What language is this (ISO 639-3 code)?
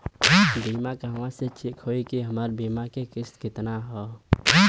bho